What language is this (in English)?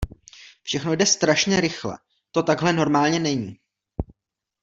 Czech